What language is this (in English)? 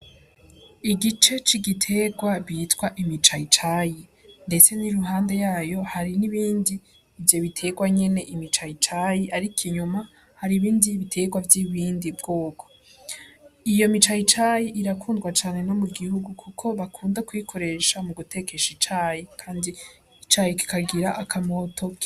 Rundi